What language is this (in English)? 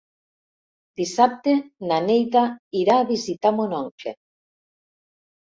Catalan